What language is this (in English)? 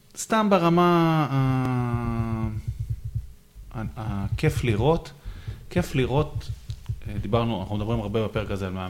Hebrew